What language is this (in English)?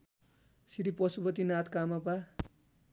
Nepali